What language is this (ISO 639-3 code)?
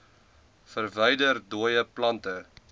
afr